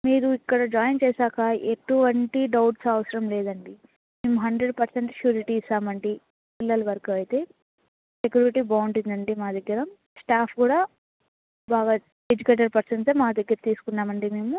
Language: Telugu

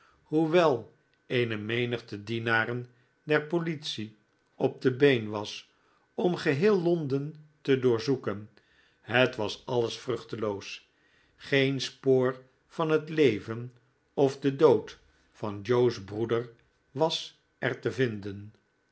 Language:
Dutch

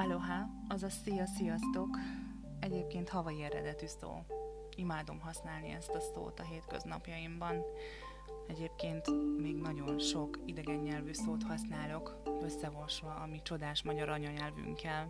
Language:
Hungarian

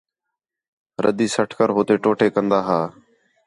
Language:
Khetrani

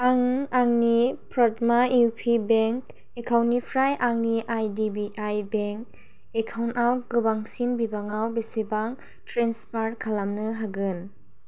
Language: Bodo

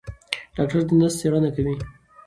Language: Pashto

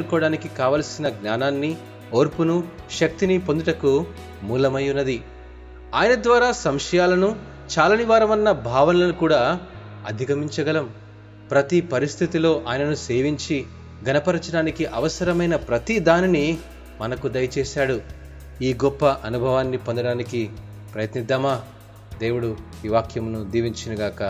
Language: Telugu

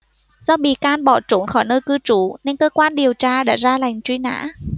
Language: Vietnamese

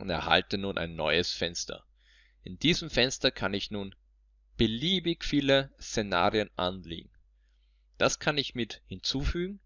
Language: German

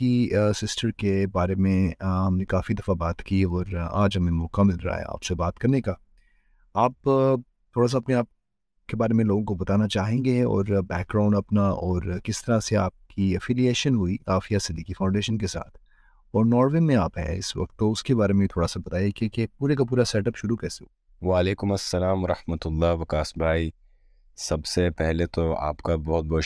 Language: Urdu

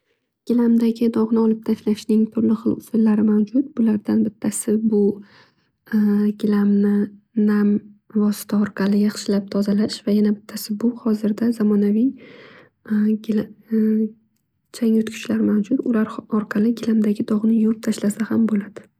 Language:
Uzbek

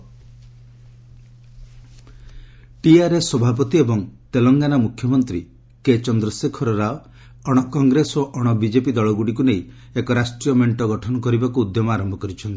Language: Odia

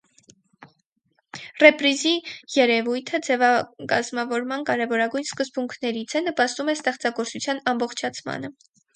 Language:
Armenian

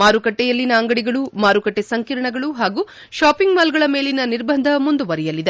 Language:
Kannada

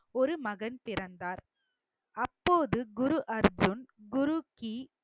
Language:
Tamil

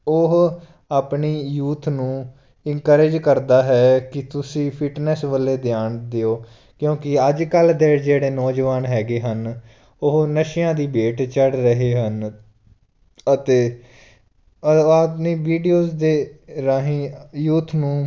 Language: Punjabi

